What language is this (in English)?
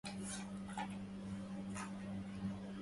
Arabic